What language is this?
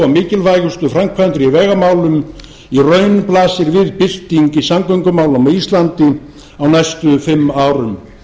Icelandic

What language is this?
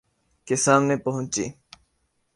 Urdu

